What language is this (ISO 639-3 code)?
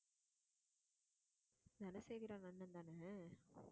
tam